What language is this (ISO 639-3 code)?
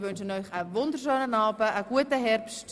gsw